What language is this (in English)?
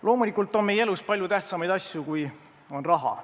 Estonian